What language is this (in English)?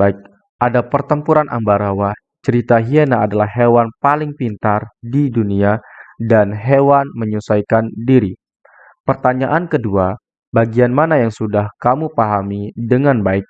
Indonesian